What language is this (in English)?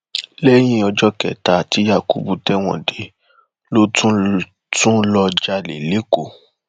Yoruba